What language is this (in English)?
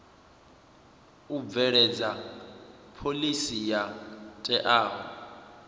Venda